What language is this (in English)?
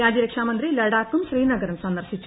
Malayalam